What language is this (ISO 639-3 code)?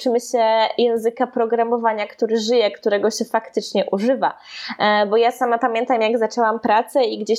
pol